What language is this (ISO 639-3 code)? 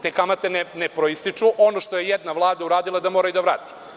srp